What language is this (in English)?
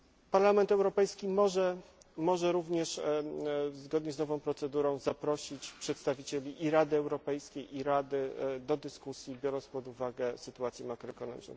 Polish